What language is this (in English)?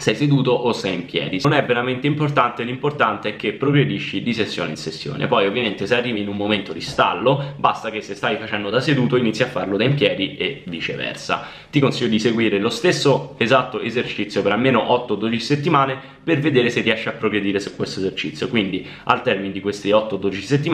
Italian